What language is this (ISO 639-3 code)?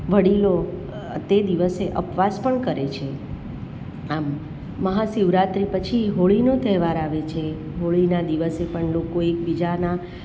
guj